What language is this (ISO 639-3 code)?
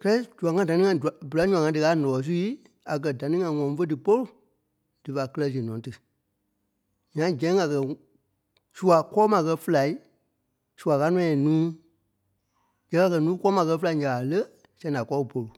kpe